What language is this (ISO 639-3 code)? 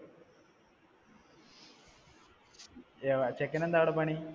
mal